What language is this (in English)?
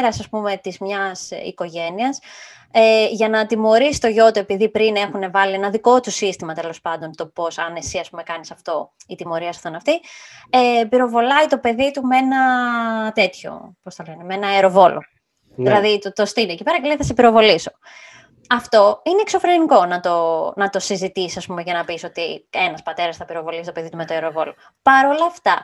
Greek